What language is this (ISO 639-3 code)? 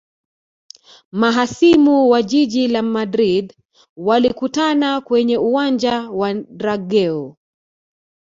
swa